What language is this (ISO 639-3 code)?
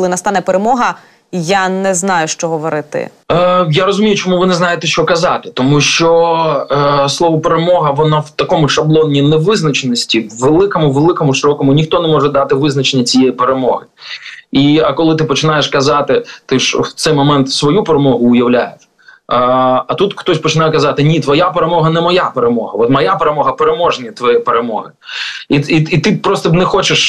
ukr